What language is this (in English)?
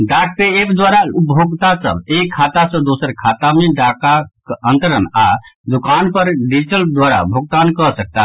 Maithili